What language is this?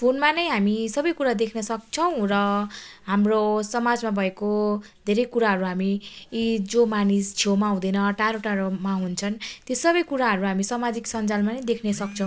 Nepali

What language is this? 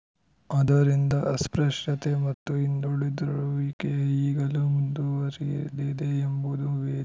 Kannada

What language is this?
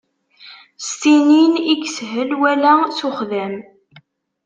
Kabyle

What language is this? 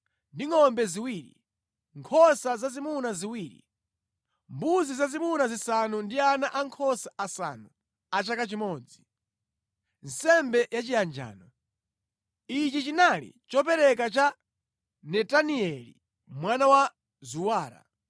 Nyanja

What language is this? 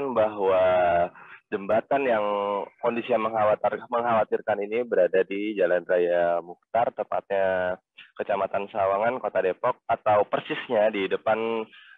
Indonesian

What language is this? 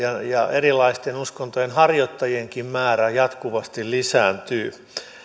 Finnish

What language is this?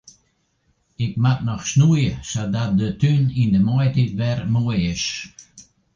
Western Frisian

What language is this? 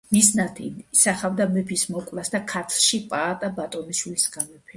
Georgian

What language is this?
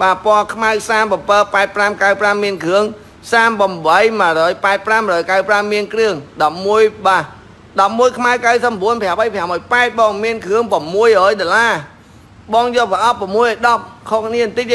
Vietnamese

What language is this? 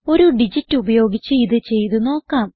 Malayalam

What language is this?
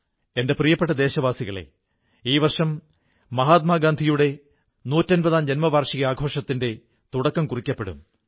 Malayalam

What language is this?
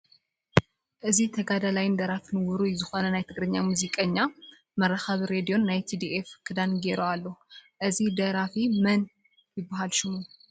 Tigrinya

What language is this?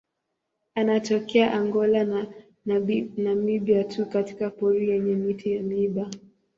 Swahili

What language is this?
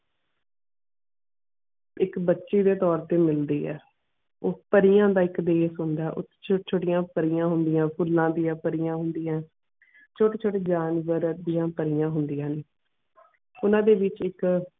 Punjabi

